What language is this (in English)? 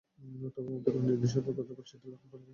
Bangla